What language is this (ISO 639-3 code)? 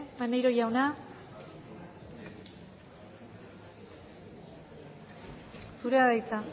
eus